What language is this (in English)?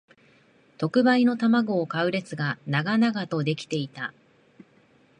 Japanese